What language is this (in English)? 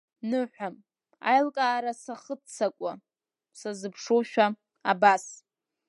Abkhazian